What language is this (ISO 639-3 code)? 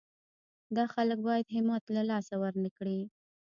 pus